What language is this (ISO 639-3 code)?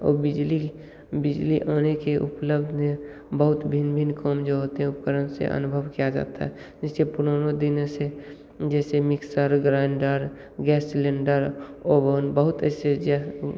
hin